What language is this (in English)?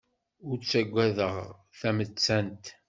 Kabyle